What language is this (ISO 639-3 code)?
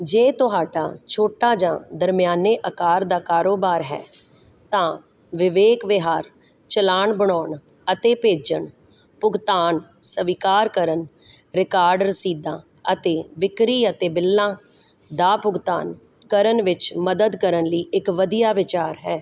pan